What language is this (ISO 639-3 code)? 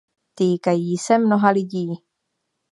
ces